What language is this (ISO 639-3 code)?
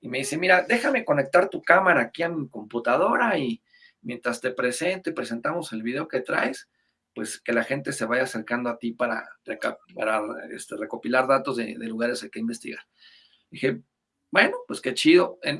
spa